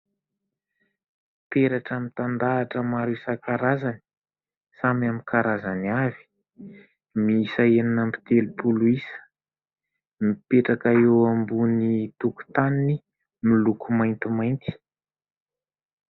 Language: Malagasy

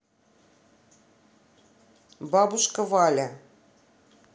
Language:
Russian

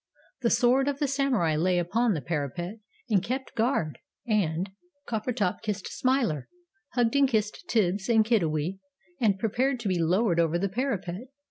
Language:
English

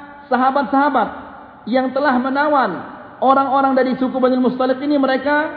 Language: Malay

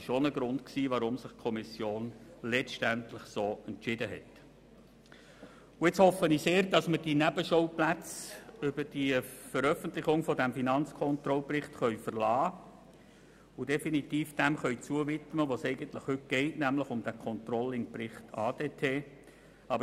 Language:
Swiss German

